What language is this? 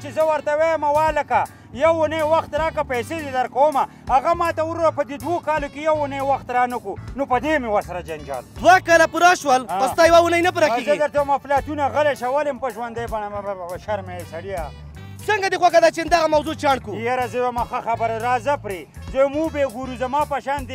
Arabic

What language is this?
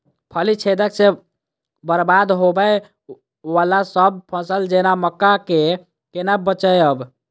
Maithili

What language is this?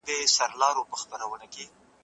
Pashto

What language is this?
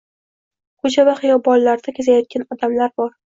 Uzbek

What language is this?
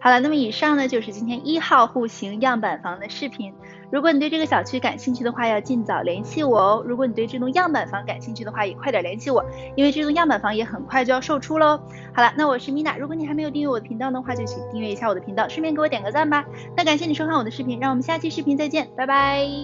Chinese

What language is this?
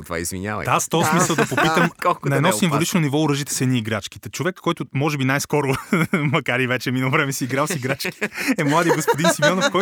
Bulgarian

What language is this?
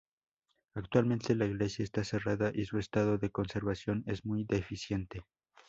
Spanish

